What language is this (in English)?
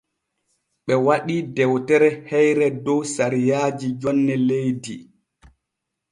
Borgu Fulfulde